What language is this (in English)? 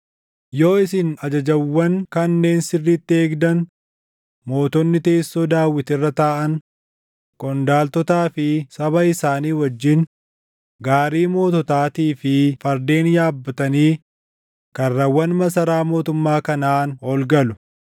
Oromo